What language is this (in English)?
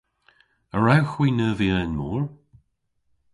Cornish